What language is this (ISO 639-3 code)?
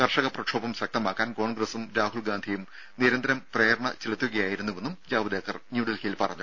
mal